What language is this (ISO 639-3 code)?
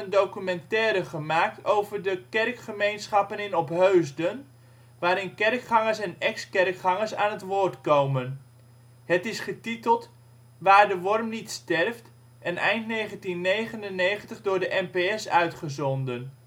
nld